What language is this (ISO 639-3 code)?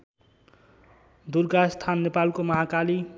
nep